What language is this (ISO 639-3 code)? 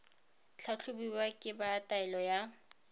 tsn